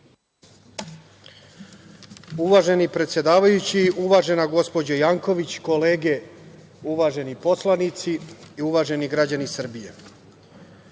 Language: Serbian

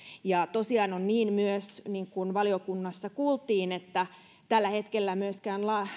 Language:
Finnish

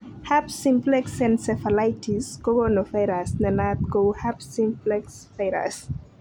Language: Kalenjin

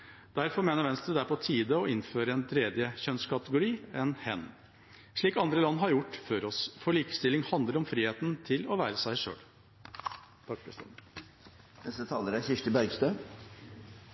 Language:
Norwegian Bokmål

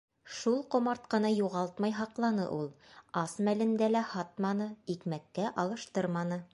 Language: Bashkir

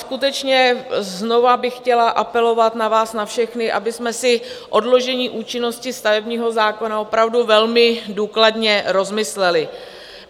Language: Czech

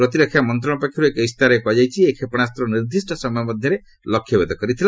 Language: Odia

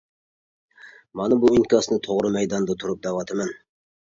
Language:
Uyghur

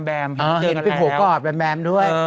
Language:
Thai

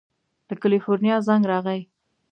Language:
Pashto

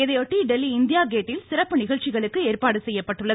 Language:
Tamil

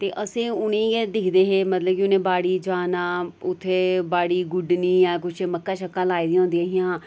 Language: Dogri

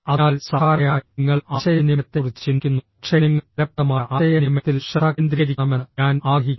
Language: Malayalam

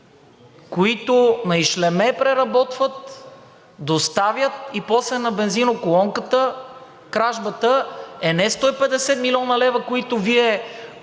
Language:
Bulgarian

